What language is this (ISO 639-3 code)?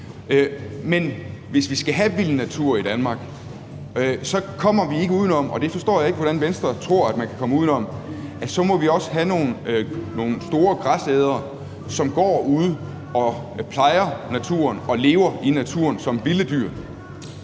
dan